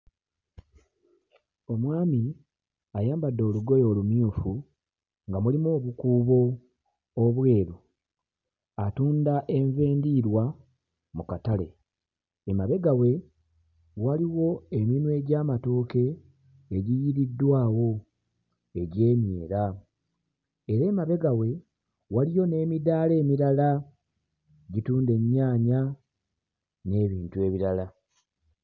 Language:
Ganda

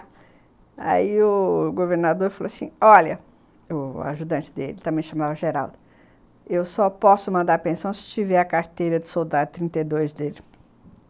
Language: Portuguese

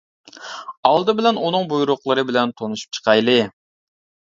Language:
Uyghur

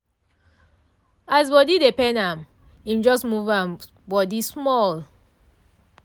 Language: Nigerian Pidgin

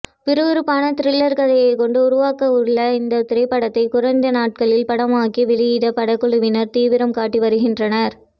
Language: Tamil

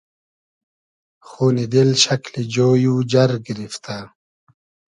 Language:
Hazaragi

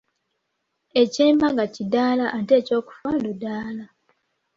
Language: Ganda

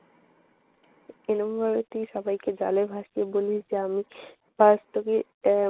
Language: Bangla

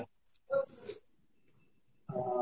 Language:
Odia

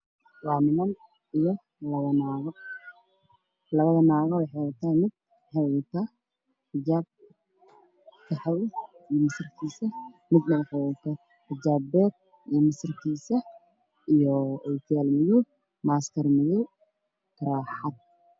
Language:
Somali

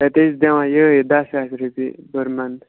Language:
Kashmiri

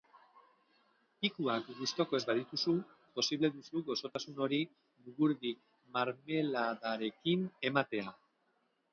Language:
Basque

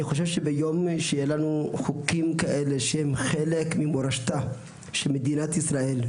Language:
Hebrew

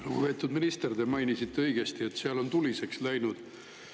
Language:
Estonian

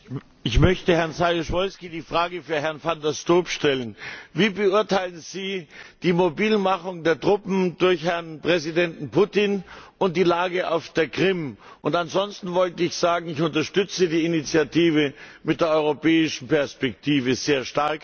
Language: German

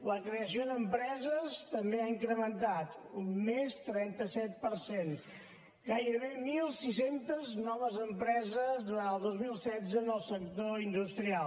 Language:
Catalan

